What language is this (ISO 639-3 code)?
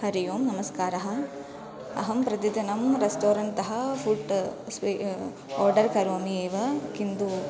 san